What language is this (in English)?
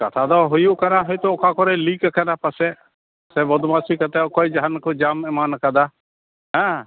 Santali